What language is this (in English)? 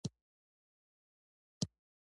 Pashto